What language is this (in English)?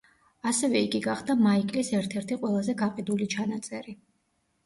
Georgian